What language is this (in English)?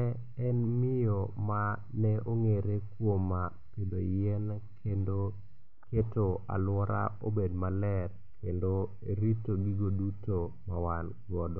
Luo (Kenya and Tanzania)